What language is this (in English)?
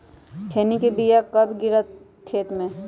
Magahi